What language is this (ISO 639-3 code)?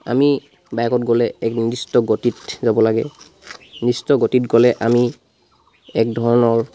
asm